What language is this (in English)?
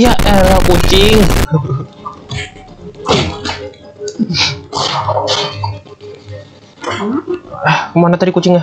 Indonesian